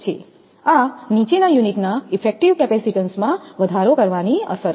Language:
Gujarati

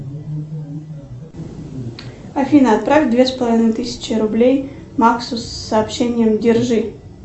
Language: Russian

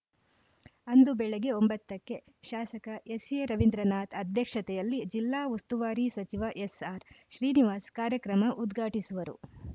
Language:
Kannada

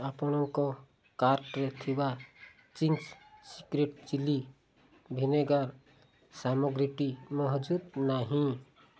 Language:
Odia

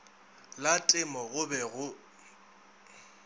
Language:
Northern Sotho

